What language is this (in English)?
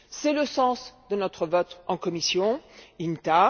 French